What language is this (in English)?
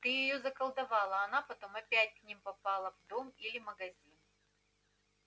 Russian